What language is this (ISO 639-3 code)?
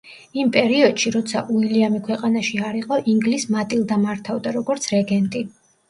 kat